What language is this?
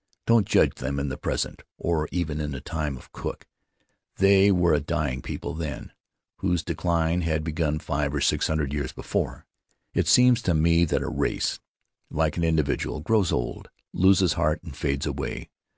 English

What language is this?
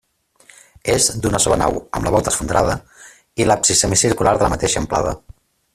Catalan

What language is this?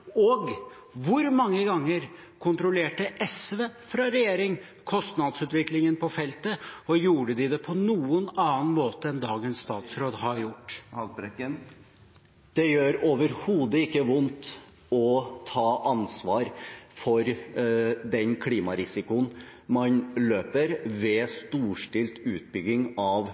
Norwegian Bokmål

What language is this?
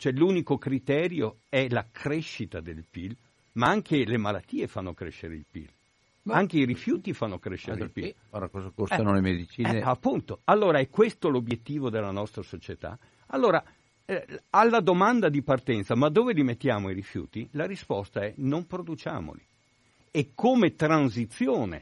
Italian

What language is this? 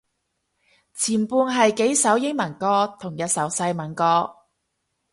Cantonese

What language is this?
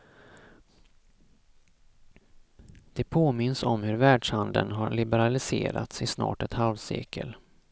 Swedish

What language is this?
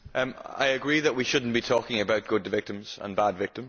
English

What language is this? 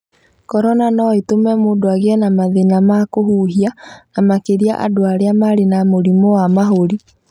Kikuyu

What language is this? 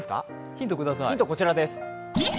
Japanese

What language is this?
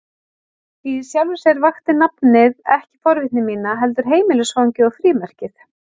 Icelandic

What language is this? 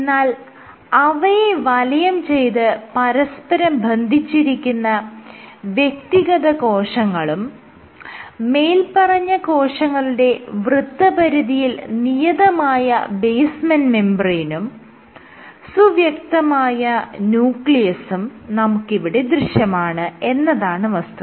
Malayalam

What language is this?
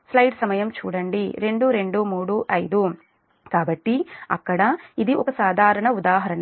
Telugu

